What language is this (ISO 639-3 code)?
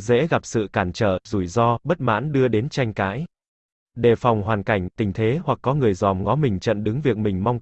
vie